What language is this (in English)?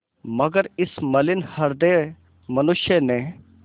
Hindi